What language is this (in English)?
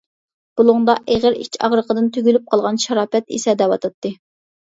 Uyghur